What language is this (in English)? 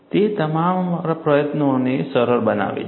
Gujarati